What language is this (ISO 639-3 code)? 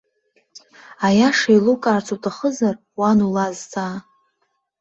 abk